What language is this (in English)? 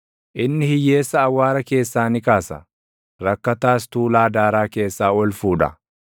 Oromo